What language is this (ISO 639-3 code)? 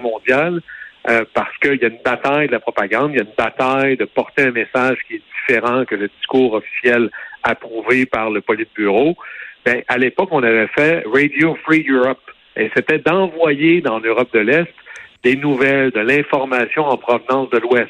fra